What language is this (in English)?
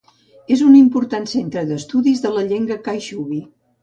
Catalan